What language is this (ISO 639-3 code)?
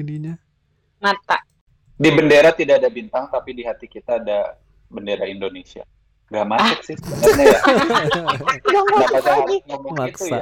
ind